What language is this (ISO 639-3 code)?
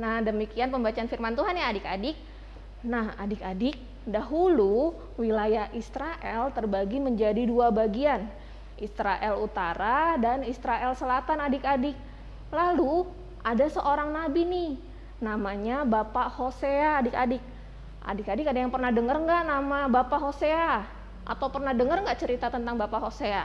ind